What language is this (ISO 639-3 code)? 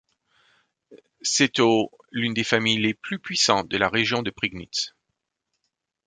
fra